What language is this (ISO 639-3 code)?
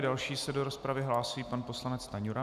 ces